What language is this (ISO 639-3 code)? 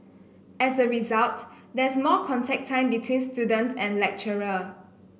eng